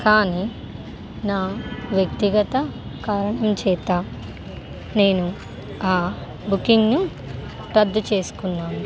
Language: Telugu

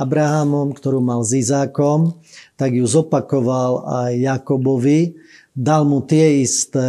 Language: Slovak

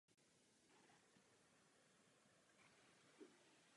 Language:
Czech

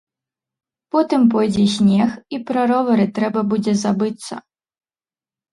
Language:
Belarusian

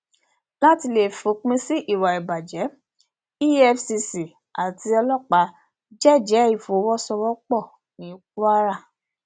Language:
Yoruba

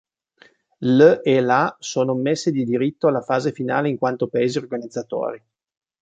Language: Italian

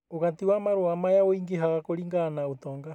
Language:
Kikuyu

